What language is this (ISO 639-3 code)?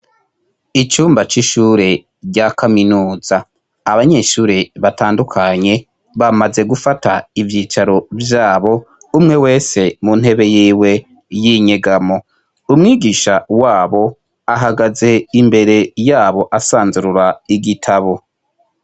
run